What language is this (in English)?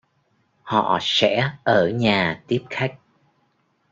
Vietnamese